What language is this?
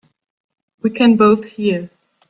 English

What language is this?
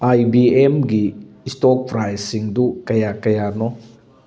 Manipuri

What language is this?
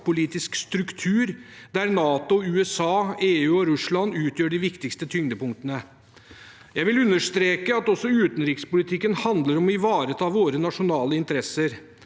Norwegian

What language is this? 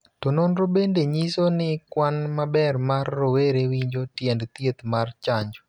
Luo (Kenya and Tanzania)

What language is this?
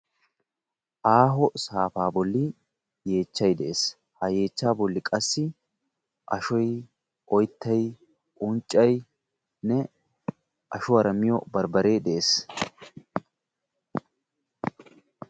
Wolaytta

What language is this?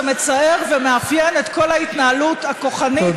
Hebrew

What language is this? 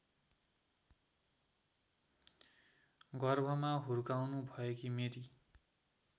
Nepali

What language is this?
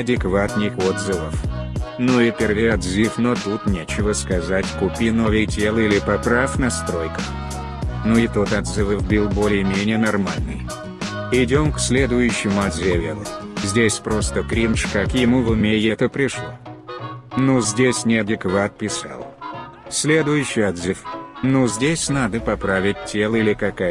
Russian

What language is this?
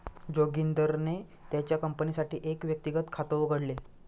Marathi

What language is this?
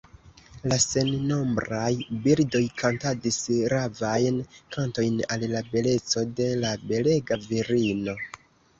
Esperanto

